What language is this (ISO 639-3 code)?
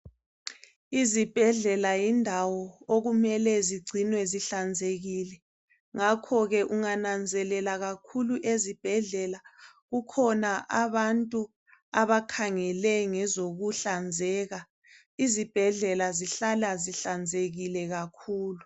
nde